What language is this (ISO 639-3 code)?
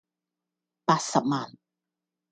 yue